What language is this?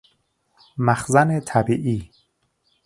Persian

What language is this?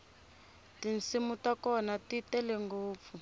Tsonga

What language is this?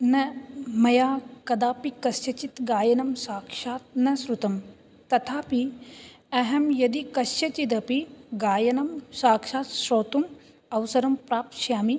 Sanskrit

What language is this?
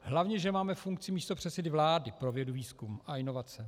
Czech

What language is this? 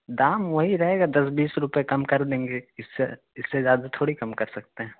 Urdu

